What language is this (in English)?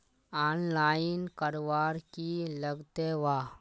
Magahi